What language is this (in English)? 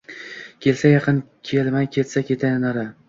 Uzbek